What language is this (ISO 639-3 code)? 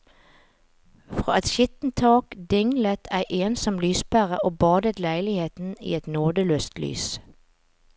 nor